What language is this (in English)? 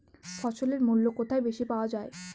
Bangla